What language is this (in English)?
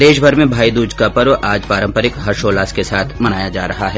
Hindi